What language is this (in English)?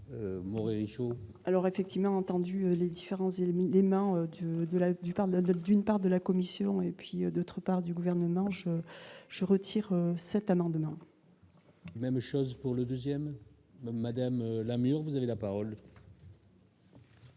French